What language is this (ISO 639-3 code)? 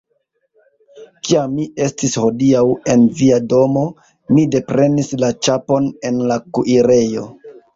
epo